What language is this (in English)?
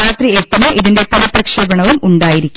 Malayalam